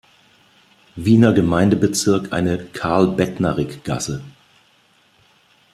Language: German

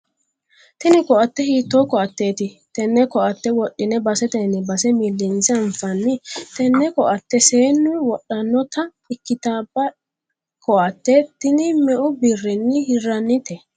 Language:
Sidamo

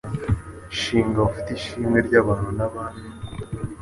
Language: Kinyarwanda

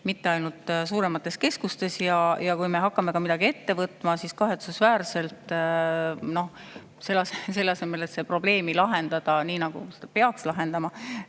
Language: Estonian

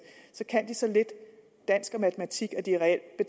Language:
Danish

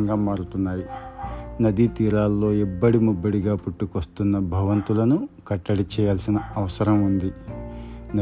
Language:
Telugu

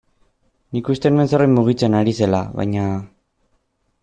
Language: Basque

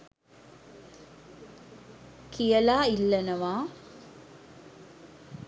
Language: Sinhala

